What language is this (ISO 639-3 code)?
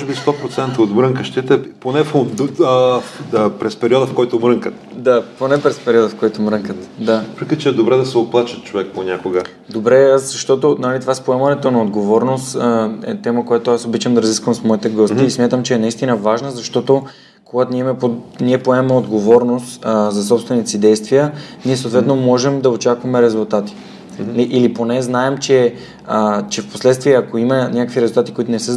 bul